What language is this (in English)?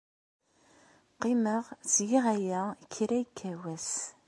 Kabyle